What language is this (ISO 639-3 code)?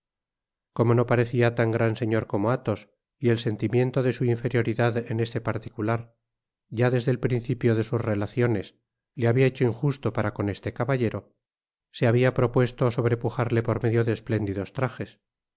spa